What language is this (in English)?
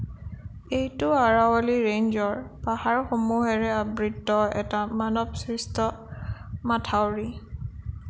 Assamese